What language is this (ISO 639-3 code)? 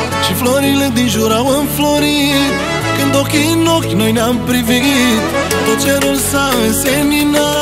ron